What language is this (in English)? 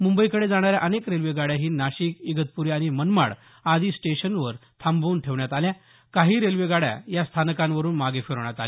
Marathi